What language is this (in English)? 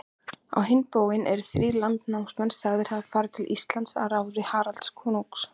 Icelandic